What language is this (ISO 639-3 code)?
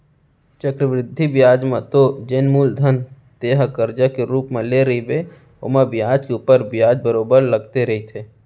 hne